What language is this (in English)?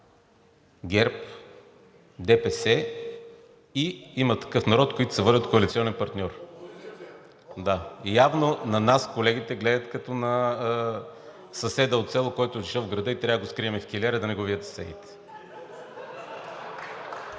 Bulgarian